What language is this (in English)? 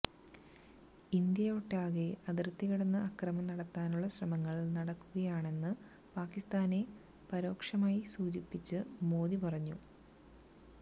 Malayalam